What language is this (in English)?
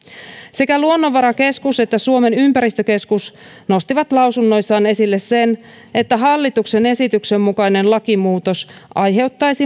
Finnish